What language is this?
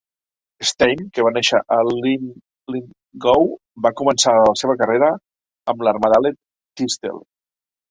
Catalan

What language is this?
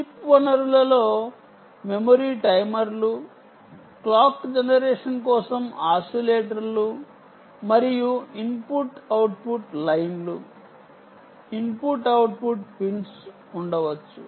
Telugu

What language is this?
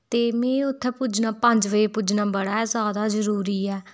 Dogri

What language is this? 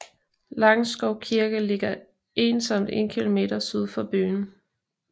Danish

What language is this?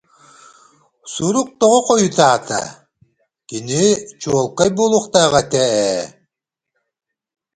Yakut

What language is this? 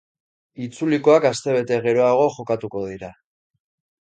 Basque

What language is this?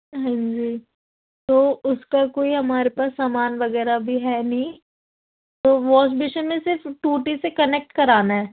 Urdu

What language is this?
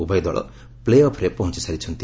Odia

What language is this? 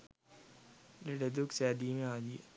Sinhala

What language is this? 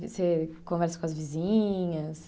Portuguese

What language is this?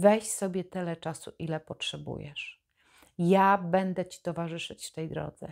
Polish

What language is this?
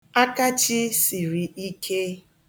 Igbo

